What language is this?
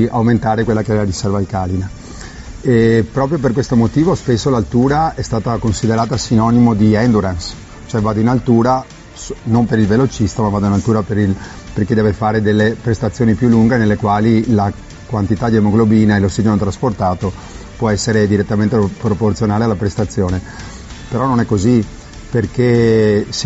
Italian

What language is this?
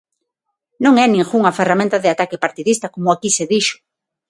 Galician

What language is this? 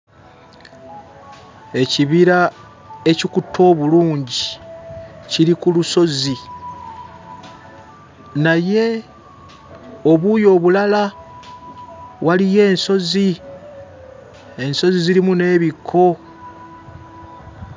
Ganda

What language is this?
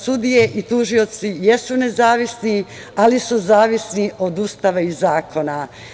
Serbian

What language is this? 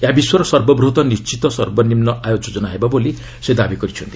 Odia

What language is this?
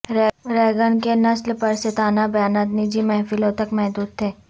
Urdu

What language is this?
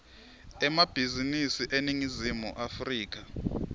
Swati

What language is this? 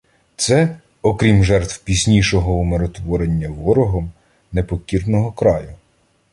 Ukrainian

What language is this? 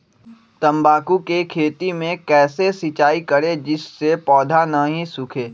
Magahi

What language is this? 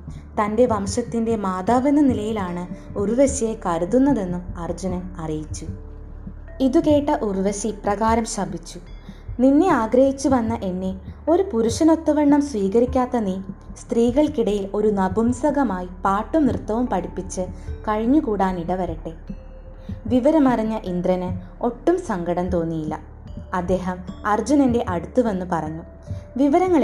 Malayalam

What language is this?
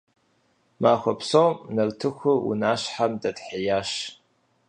Kabardian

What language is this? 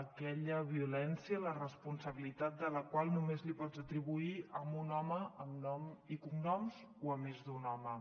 Catalan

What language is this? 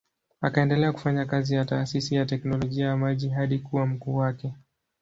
Swahili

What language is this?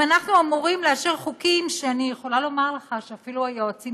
Hebrew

